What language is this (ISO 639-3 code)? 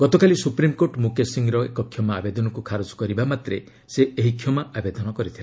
ori